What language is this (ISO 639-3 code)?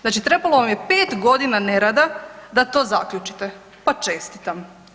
hrv